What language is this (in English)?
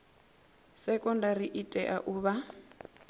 Venda